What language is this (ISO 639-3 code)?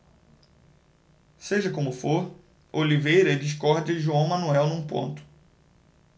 por